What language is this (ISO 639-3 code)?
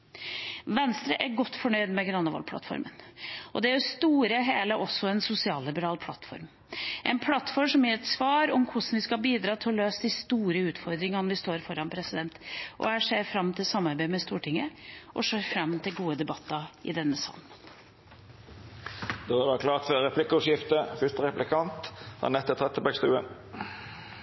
nor